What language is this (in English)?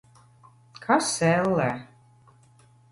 Latvian